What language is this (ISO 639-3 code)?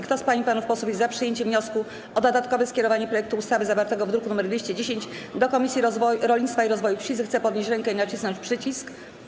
pol